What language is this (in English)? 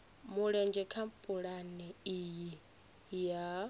Venda